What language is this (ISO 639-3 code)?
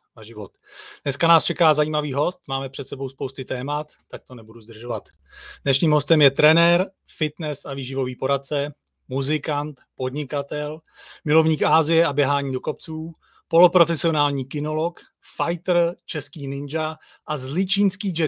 ces